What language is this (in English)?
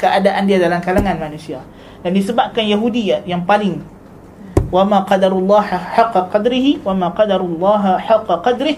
Malay